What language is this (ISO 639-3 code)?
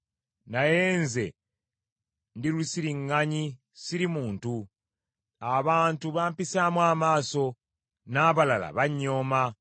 lug